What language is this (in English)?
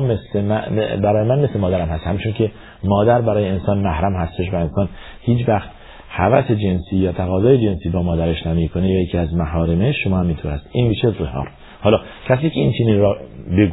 Persian